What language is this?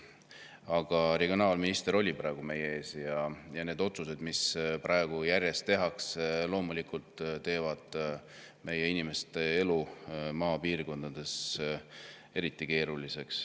Estonian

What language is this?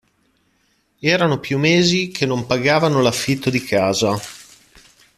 Italian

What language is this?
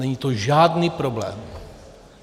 Czech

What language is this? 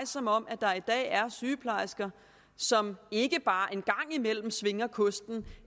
Danish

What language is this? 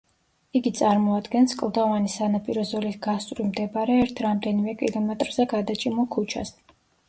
Georgian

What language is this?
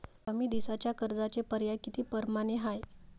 Marathi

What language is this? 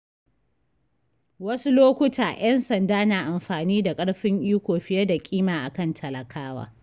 Hausa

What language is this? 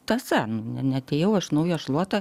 Lithuanian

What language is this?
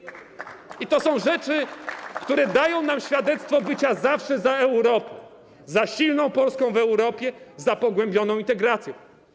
Polish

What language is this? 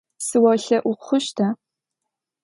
Adyghe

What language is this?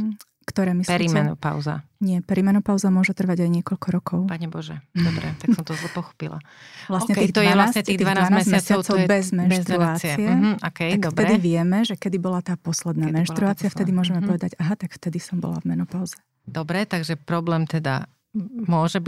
Slovak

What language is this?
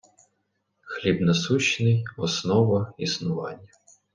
Ukrainian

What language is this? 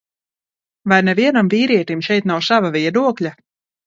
Latvian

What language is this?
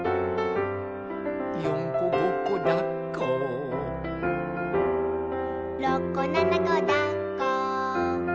Japanese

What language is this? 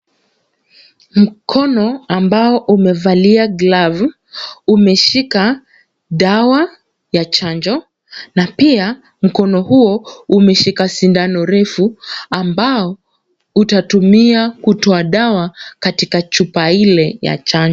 Swahili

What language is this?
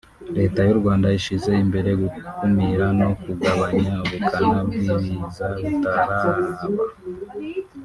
Kinyarwanda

